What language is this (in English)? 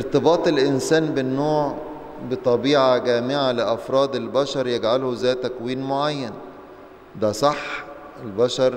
Arabic